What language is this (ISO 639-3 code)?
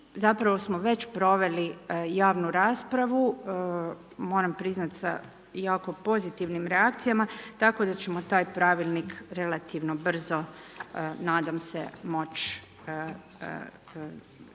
hrv